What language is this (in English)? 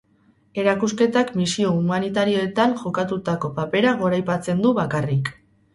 Basque